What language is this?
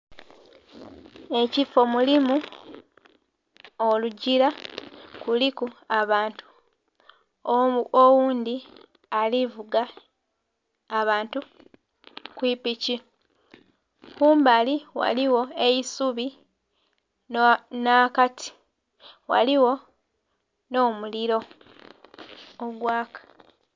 Soga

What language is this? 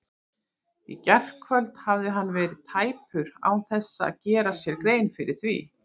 Icelandic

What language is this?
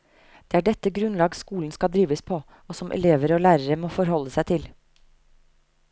Norwegian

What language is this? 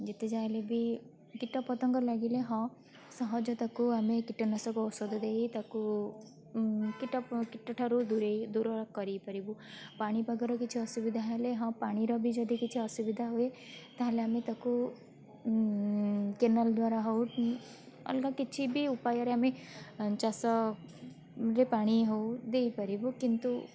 Odia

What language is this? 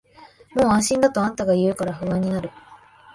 Japanese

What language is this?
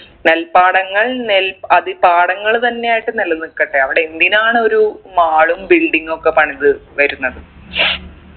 Malayalam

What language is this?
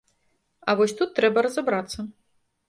Belarusian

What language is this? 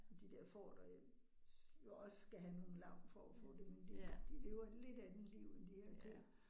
Danish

